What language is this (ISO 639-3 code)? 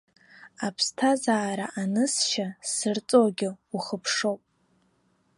abk